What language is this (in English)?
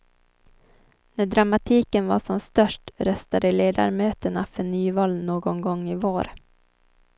Swedish